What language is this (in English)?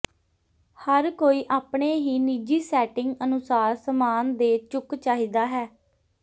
Punjabi